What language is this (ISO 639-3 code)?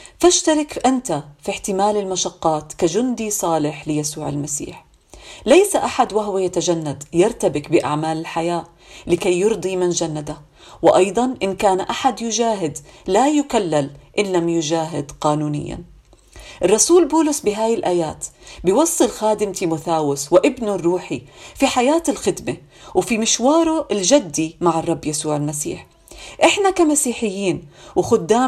ara